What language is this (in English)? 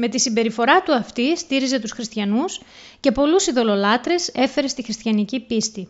Greek